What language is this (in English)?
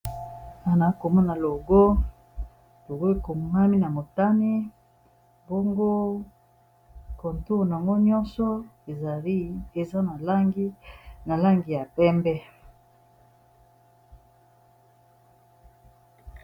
Lingala